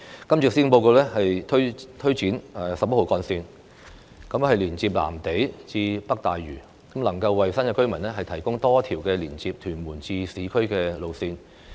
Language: Cantonese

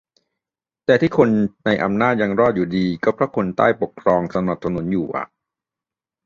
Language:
Thai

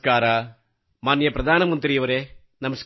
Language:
Kannada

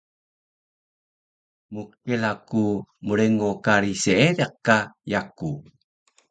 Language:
Taroko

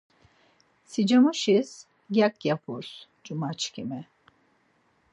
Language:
Laz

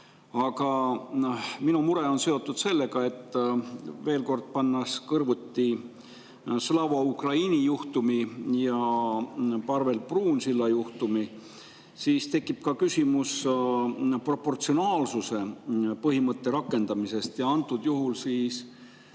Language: Estonian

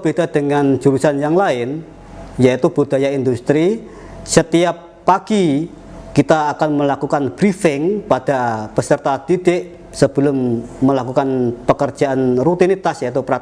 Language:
Indonesian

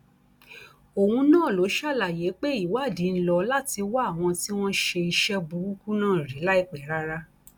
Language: Yoruba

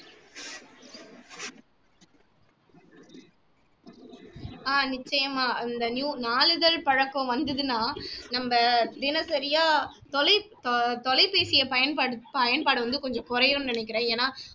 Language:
Tamil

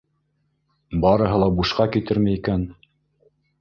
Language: Bashkir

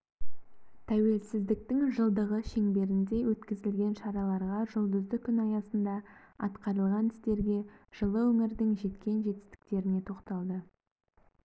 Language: Kazakh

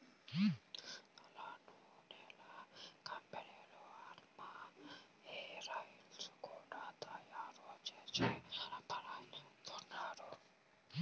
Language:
Telugu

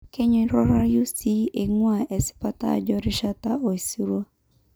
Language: Masai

